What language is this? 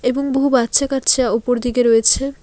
Bangla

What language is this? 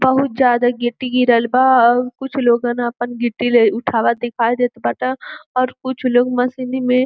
Bhojpuri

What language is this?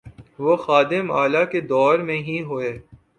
Urdu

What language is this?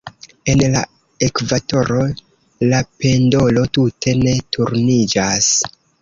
Esperanto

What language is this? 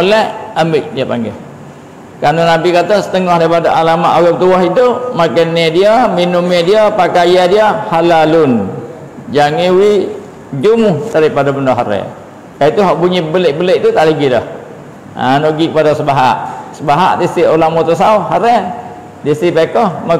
Malay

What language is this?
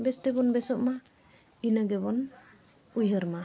Santali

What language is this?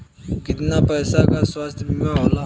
Bhojpuri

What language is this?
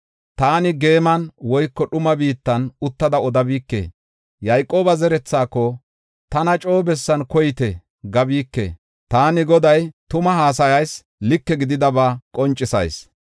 Gofa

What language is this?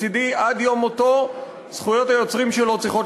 Hebrew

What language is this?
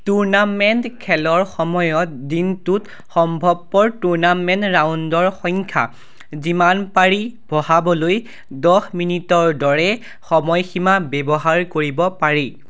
Assamese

